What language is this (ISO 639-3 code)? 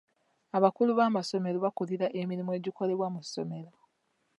lug